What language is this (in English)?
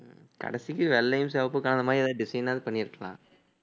Tamil